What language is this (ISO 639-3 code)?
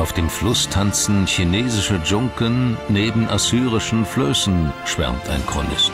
deu